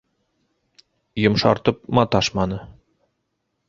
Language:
Bashkir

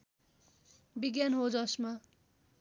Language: Nepali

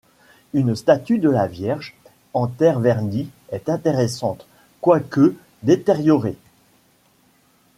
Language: French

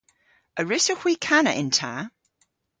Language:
Cornish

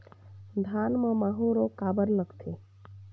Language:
Chhattisgarhi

